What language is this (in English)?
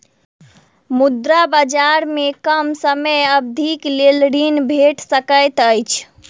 Maithili